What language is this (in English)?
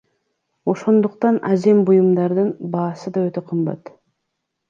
Kyrgyz